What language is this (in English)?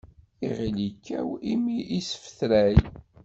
Kabyle